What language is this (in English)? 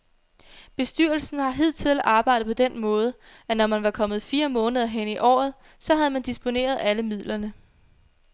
Danish